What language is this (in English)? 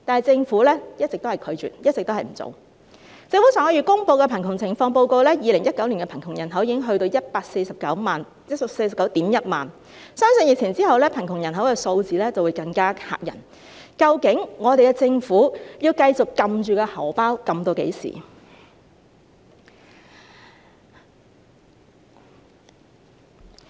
Cantonese